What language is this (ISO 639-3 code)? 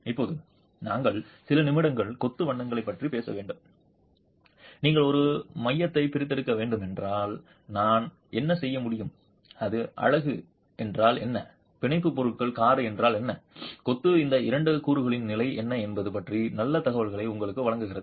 tam